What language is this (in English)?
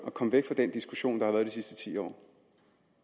Danish